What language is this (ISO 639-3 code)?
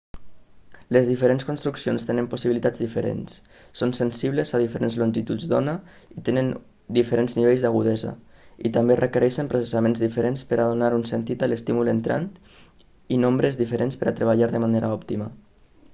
cat